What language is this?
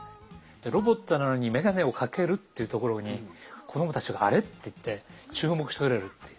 Japanese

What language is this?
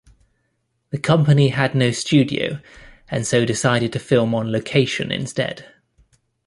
English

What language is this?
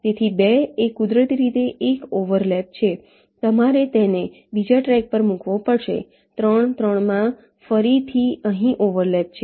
Gujarati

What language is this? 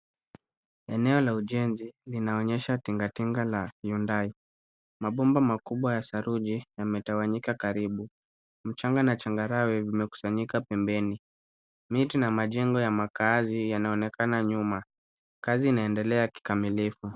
Swahili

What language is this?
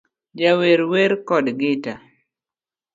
Luo (Kenya and Tanzania)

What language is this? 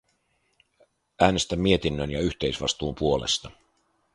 Finnish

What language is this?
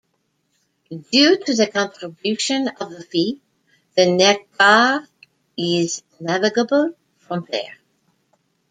English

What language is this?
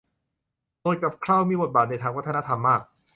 Thai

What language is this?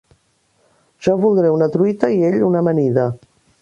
Catalan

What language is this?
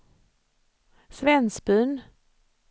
Swedish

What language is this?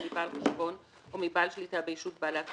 Hebrew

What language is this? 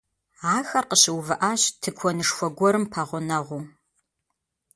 Kabardian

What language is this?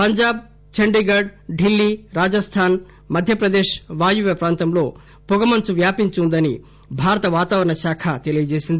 Telugu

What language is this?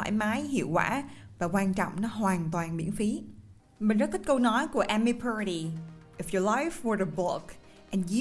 Vietnamese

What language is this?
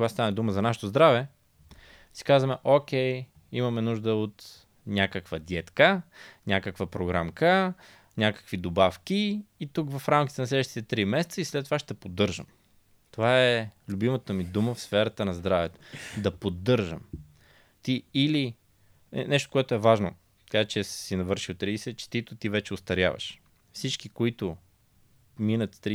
Bulgarian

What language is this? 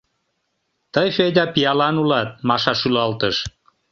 Mari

